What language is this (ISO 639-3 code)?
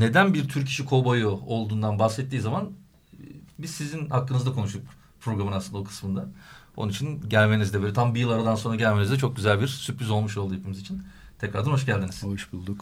tur